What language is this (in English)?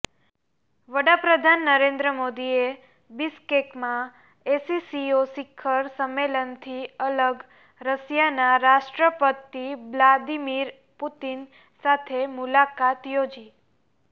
Gujarati